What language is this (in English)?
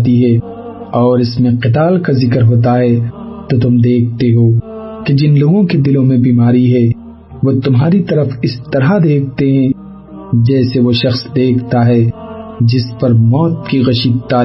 Urdu